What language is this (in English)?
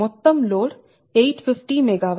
Telugu